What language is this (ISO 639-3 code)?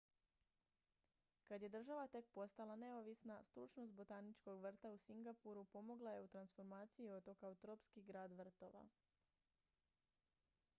hrv